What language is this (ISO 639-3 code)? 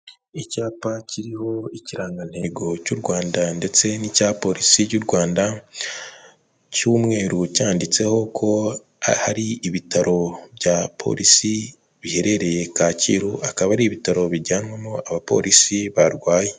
kin